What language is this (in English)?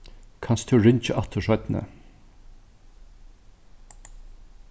Faroese